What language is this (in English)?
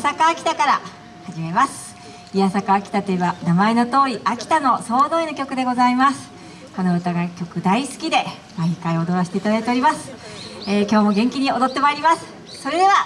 Japanese